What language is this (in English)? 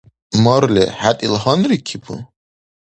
Dargwa